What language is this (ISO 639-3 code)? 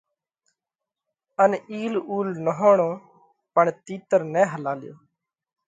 kvx